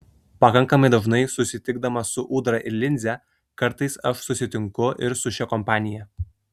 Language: Lithuanian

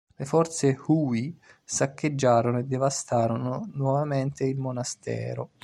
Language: Italian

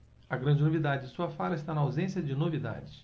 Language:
Portuguese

